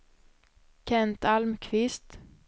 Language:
Swedish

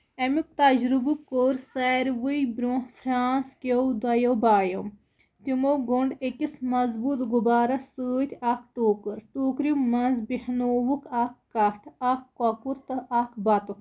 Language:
Kashmiri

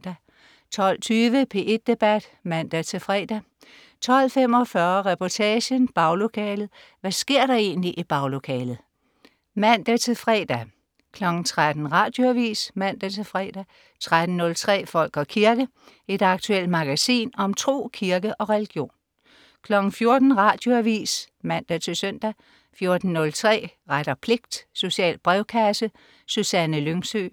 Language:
Danish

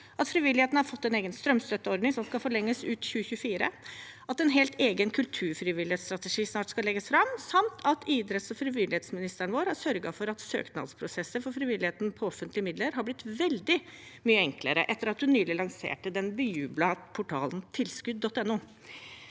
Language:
Norwegian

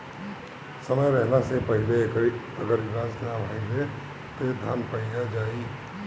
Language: Bhojpuri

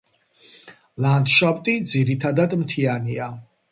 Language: Georgian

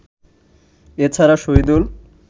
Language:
Bangla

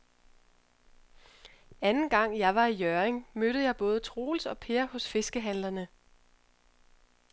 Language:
Danish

